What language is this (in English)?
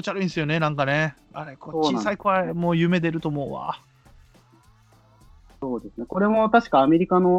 Japanese